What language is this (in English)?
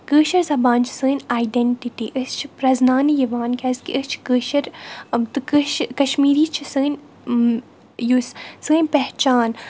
Kashmiri